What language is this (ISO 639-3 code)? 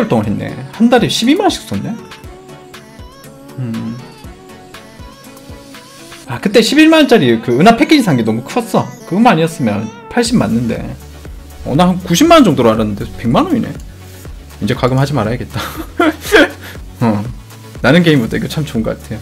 kor